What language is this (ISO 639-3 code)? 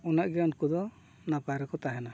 sat